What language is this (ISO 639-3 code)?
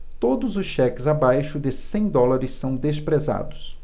por